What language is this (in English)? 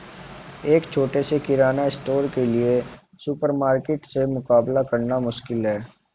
Hindi